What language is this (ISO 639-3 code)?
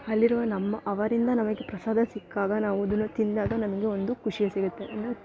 kan